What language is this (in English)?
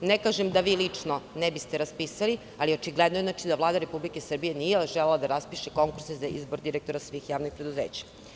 Serbian